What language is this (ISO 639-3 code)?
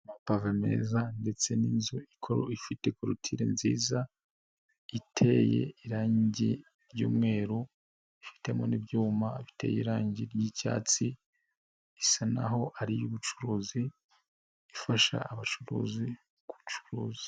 kin